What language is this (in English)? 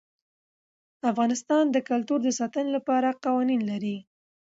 Pashto